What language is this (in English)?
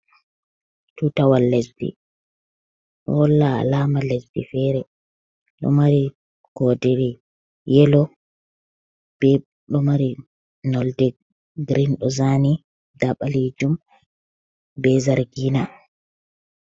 Fula